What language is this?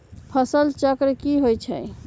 Magahi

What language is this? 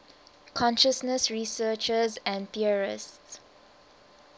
English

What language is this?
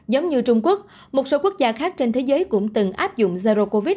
Vietnamese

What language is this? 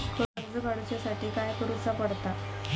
Marathi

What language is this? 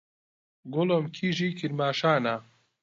Central Kurdish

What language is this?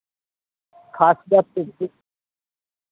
Maithili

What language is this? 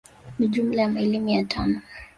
Swahili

